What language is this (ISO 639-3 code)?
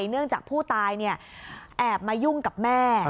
tha